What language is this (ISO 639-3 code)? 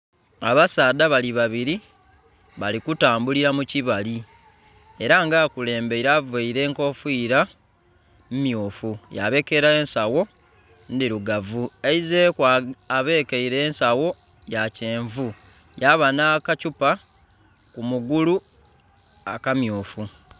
xog